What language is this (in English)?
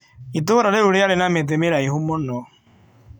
Kikuyu